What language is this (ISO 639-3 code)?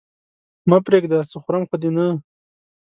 pus